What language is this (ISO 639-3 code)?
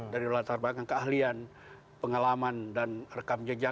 ind